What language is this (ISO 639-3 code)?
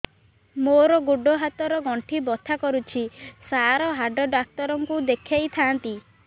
ori